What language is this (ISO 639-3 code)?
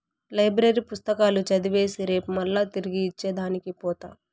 tel